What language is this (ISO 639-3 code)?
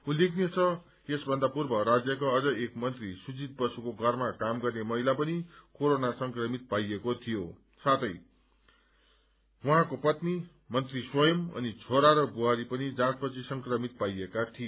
nep